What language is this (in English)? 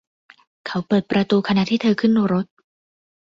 Thai